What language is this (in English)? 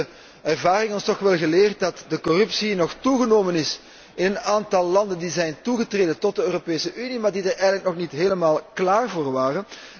Dutch